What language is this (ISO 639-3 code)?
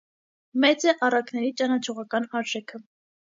hye